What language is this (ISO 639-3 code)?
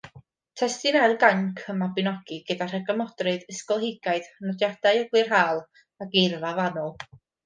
cym